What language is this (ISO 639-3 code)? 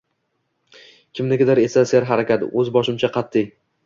uzb